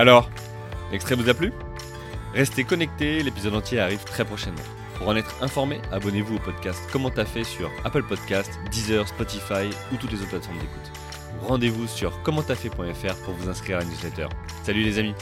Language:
French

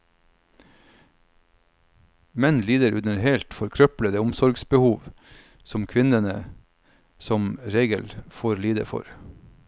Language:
Norwegian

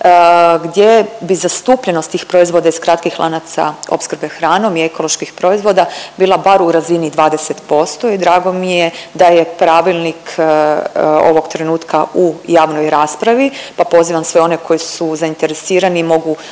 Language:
Croatian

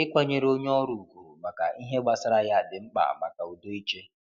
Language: Igbo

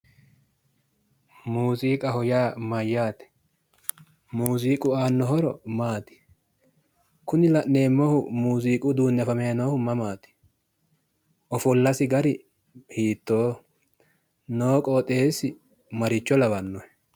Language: Sidamo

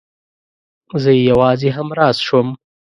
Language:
Pashto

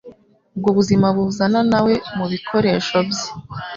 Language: Kinyarwanda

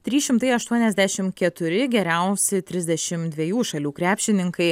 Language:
Lithuanian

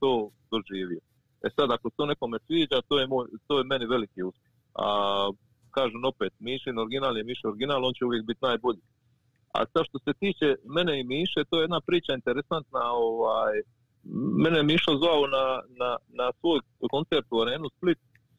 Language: Croatian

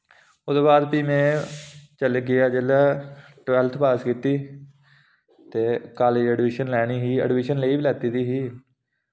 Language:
Dogri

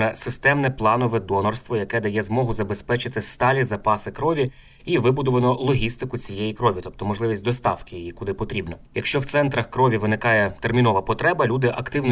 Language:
Ukrainian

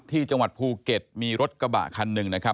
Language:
Thai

